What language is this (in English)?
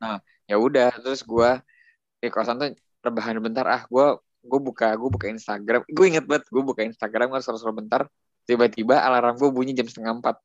Indonesian